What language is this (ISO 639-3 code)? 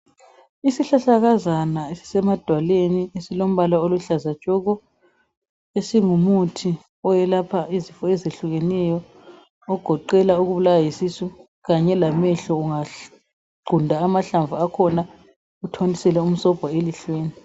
nde